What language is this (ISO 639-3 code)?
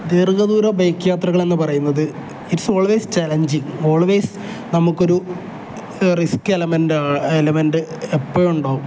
mal